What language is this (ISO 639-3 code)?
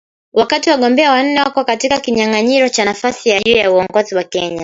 swa